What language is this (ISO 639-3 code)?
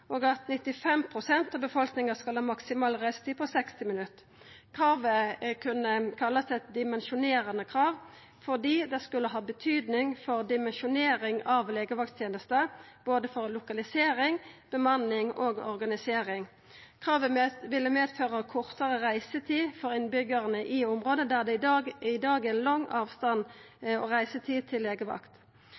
nno